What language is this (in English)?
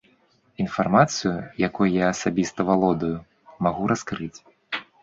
Belarusian